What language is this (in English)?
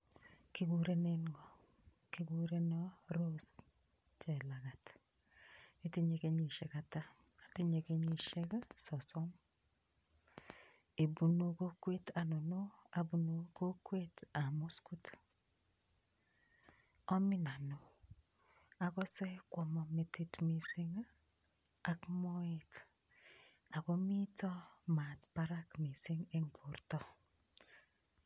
Kalenjin